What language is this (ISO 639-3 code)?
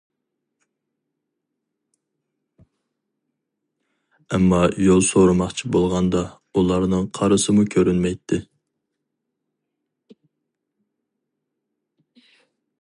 uig